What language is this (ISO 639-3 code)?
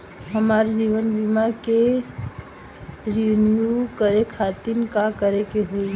bho